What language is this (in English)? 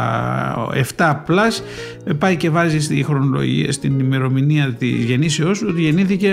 Greek